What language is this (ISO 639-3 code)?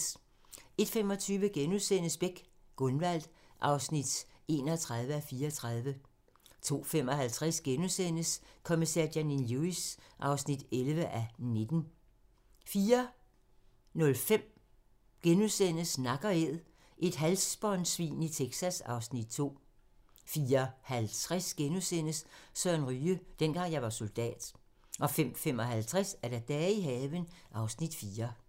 dan